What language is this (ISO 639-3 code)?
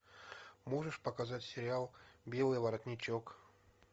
rus